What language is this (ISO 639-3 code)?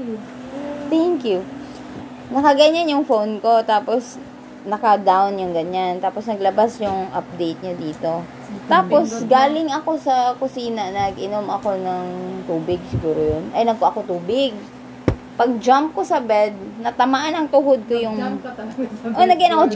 fil